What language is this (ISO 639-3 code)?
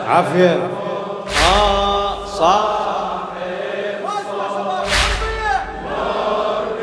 ara